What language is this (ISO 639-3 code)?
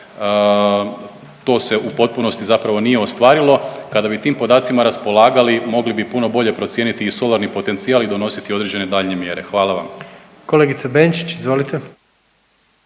hrv